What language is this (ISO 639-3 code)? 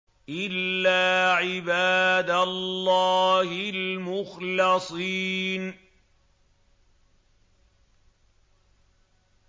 ara